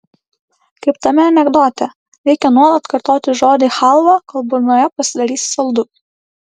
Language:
Lithuanian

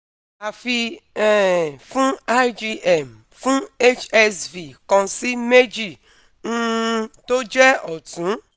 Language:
Yoruba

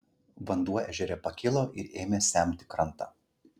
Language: Lithuanian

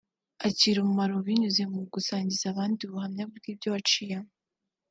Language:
Kinyarwanda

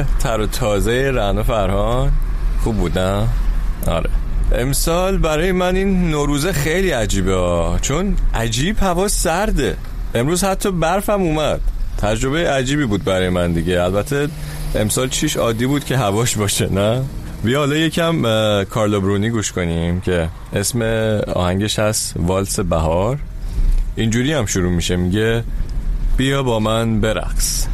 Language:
Persian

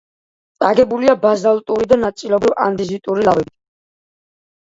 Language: Georgian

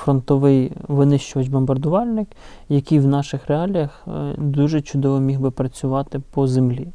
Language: Ukrainian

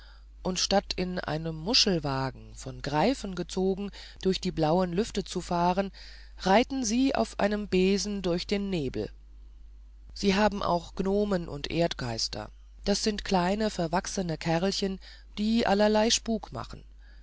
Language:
German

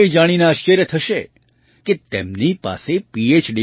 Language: Gujarati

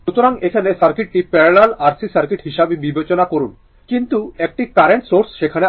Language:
Bangla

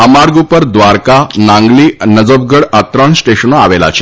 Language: Gujarati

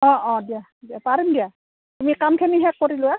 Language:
Assamese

